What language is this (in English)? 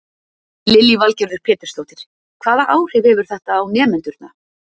Icelandic